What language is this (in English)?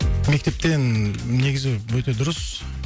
Kazakh